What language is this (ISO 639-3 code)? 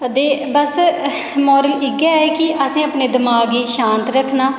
doi